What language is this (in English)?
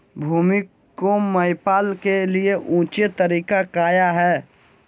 Magahi